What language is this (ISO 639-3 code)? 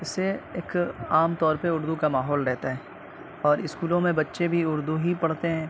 urd